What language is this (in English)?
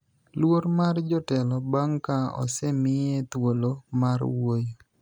Luo (Kenya and Tanzania)